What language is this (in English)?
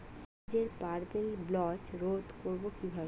Bangla